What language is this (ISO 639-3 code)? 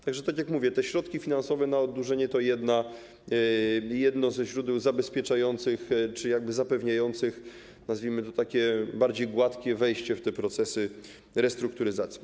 pol